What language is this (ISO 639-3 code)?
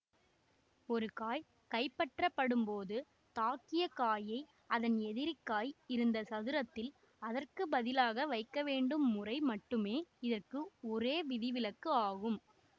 tam